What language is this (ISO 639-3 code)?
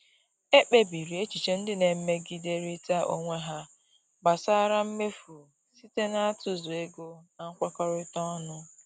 ibo